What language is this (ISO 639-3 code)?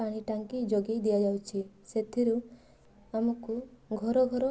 ori